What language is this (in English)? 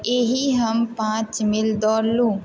Maithili